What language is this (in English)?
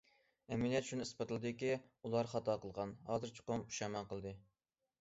Uyghur